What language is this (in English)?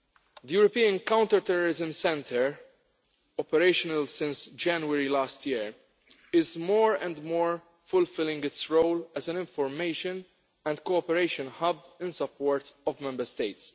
English